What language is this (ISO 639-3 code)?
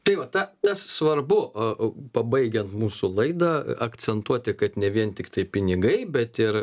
lit